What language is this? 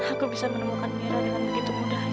Indonesian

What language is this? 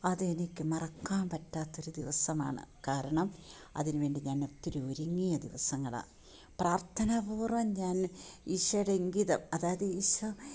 Malayalam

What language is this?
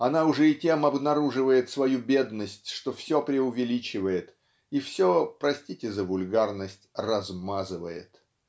Russian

